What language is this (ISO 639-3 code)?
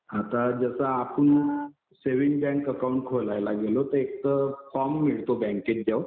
mar